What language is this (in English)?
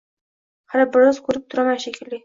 Uzbek